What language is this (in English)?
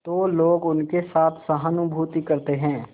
Hindi